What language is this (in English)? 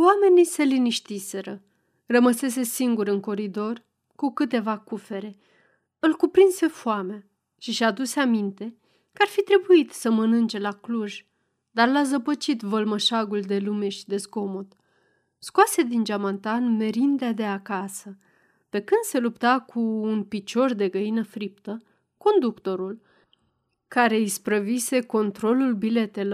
Romanian